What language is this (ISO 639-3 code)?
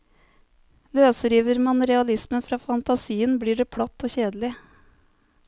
nor